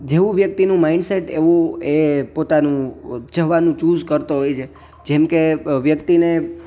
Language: Gujarati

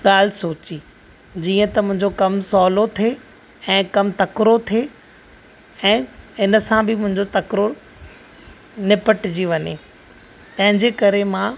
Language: Sindhi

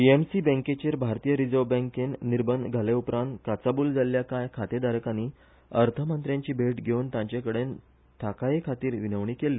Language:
Konkani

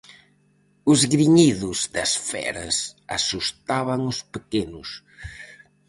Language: Galician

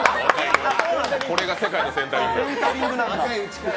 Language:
Japanese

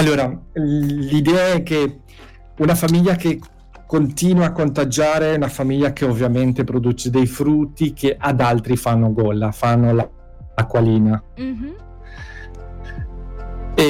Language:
Italian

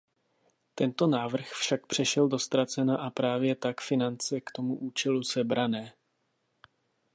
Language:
Czech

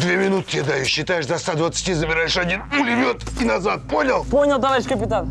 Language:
Russian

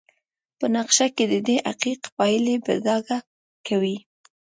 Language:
Pashto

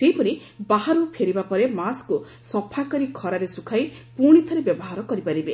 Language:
Odia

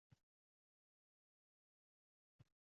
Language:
Uzbek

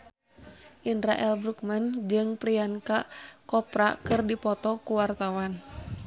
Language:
Sundanese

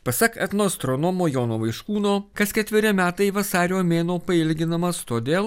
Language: Lithuanian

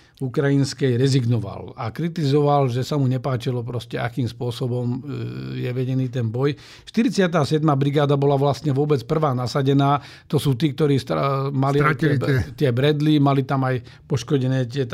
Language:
Slovak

